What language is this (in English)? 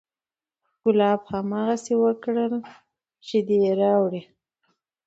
Pashto